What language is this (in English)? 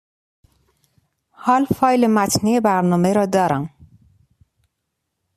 Persian